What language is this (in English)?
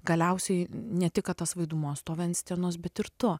Lithuanian